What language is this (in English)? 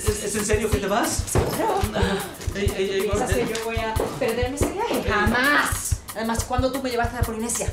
Spanish